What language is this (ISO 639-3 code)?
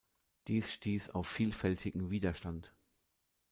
deu